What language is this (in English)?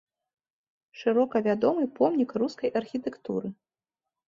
Belarusian